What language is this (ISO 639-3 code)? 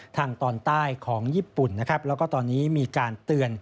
tha